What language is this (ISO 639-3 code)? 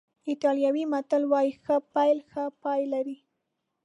pus